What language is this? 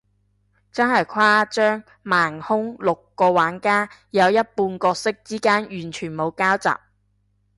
Cantonese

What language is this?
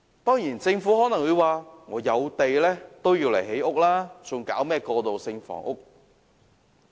Cantonese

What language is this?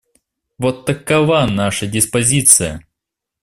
Russian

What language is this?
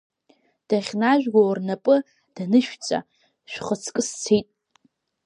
Abkhazian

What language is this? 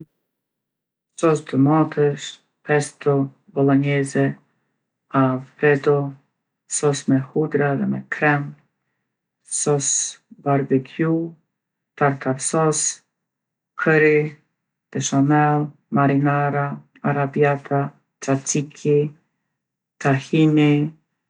Gheg Albanian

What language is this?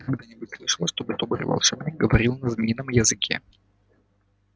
Russian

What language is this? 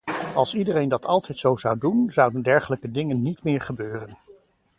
Dutch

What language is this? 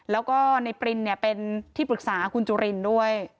Thai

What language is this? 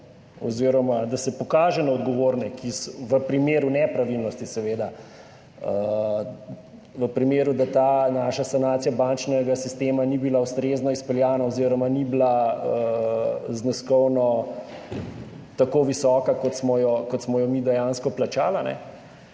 Slovenian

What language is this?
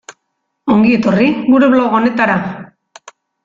Basque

